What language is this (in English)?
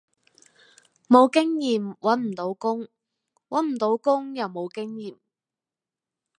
Cantonese